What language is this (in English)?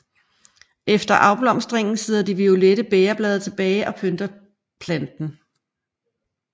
Danish